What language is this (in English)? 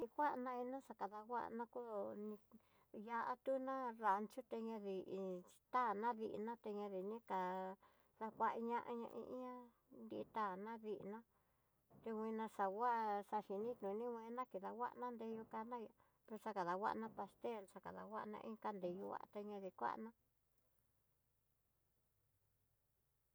Tidaá Mixtec